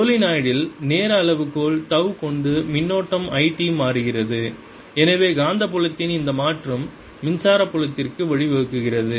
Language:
Tamil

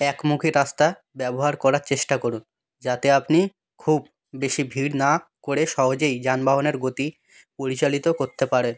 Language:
Bangla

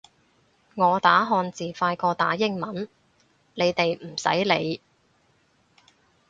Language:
Cantonese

